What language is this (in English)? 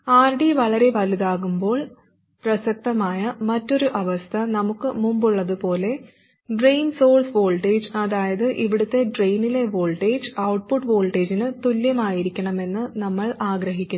Malayalam